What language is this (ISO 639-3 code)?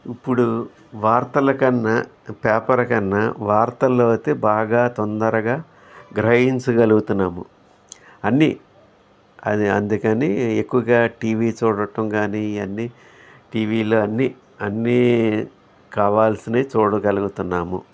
tel